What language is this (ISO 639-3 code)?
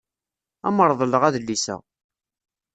kab